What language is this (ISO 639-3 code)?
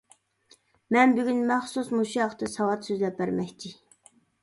uig